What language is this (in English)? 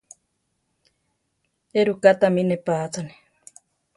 Central Tarahumara